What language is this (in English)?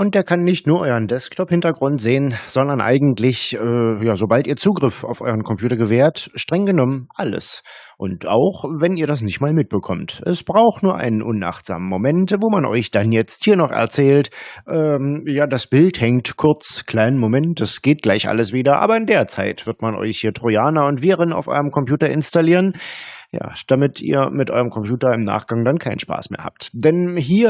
German